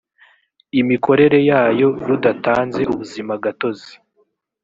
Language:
Kinyarwanda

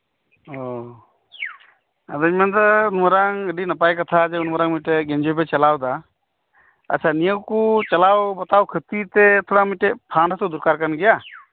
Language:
Santali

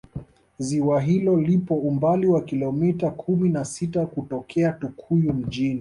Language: Swahili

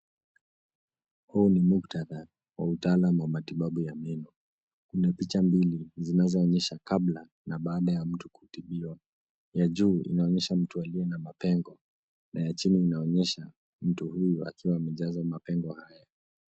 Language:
Swahili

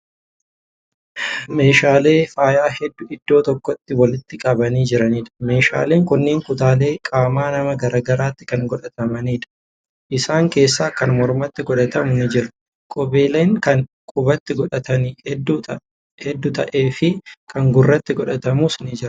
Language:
Oromo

